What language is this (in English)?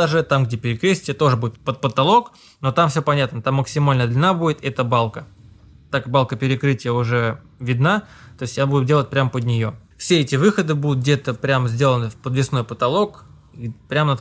Russian